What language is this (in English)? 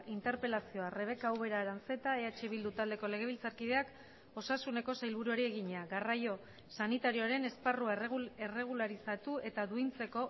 Basque